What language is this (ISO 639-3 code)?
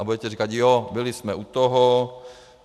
ces